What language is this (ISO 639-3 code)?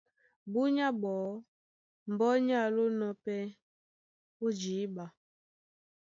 dua